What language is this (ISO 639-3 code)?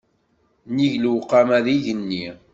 kab